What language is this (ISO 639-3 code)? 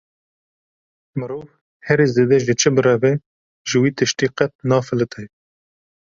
kur